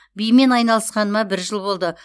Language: Kazakh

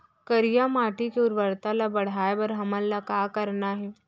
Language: Chhattisgarhi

